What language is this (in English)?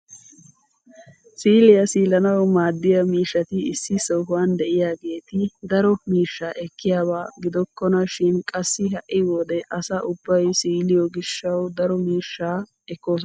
Wolaytta